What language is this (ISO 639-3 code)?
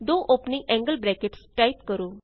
pan